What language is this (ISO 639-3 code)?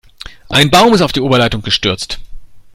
deu